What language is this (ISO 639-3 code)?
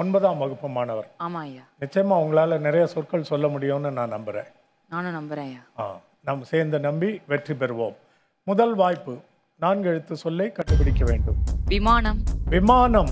tam